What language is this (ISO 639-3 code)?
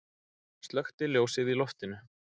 isl